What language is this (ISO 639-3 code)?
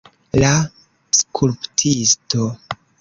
epo